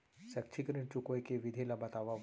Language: Chhattisgarhi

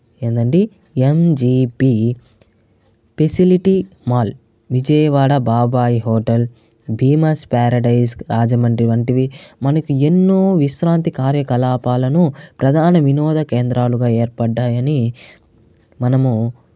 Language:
Telugu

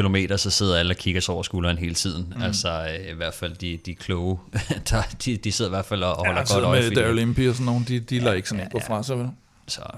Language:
Danish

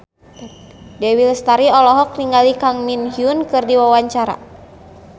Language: Sundanese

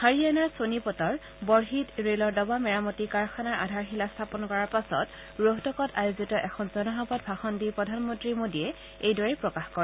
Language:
Assamese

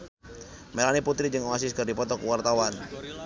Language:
Sundanese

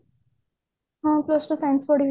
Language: Odia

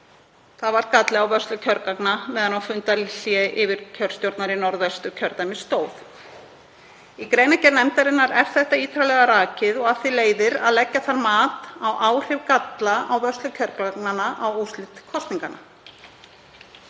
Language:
Icelandic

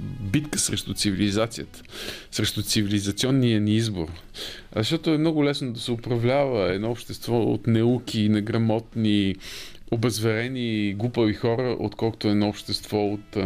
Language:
Bulgarian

